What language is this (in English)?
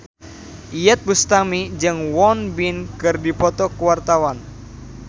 Sundanese